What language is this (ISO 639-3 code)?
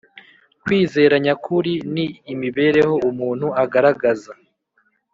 kin